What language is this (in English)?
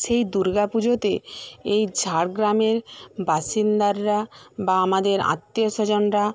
Bangla